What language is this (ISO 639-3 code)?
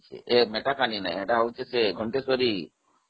ori